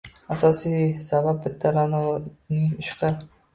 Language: Uzbek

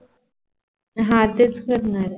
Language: Marathi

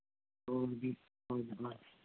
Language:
Santali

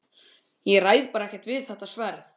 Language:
Icelandic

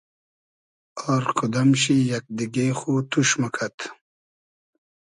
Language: Hazaragi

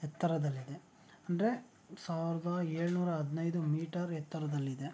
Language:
Kannada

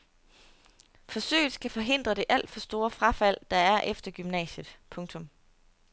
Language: Danish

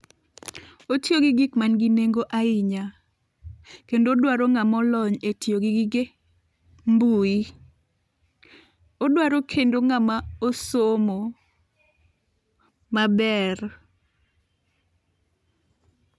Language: Luo (Kenya and Tanzania)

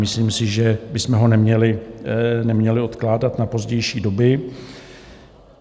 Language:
Czech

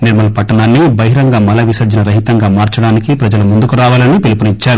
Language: Telugu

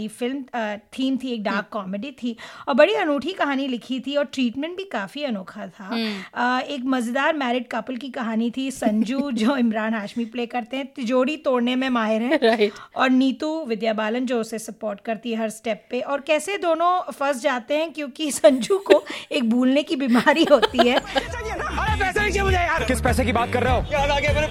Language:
Hindi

